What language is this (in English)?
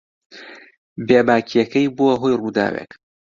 Central Kurdish